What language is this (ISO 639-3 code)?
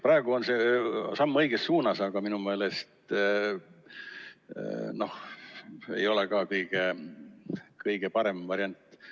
est